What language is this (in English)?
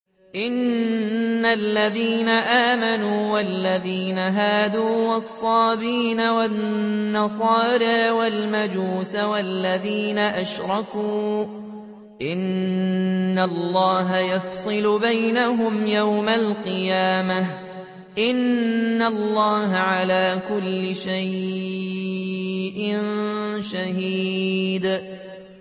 Arabic